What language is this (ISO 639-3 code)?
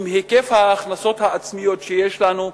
heb